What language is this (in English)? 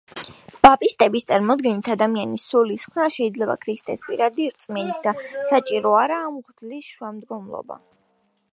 Georgian